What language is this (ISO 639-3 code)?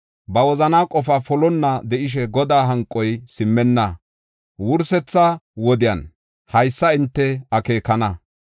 gof